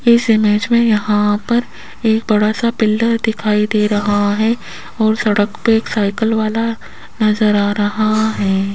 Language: Hindi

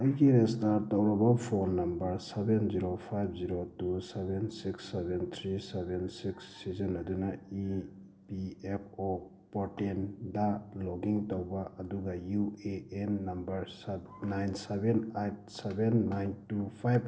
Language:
Manipuri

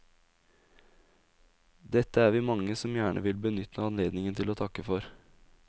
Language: Norwegian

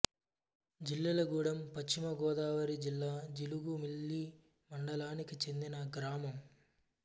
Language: Telugu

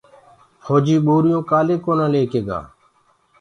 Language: Gurgula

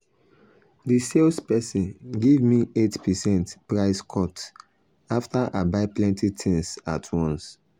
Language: Nigerian Pidgin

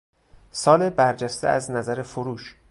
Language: Persian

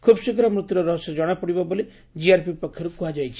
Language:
Odia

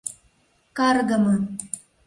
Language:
Mari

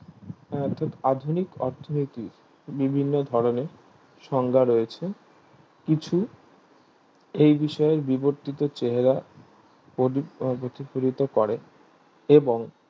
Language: Bangla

